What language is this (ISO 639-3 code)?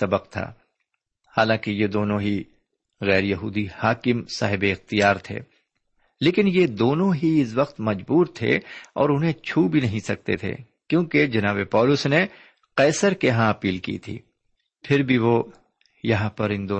urd